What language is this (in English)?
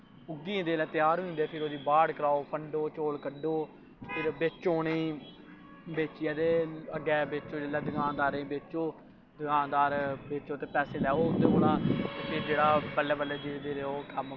Dogri